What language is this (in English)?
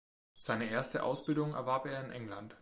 German